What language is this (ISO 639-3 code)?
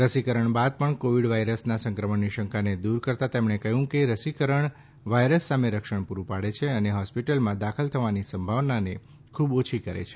guj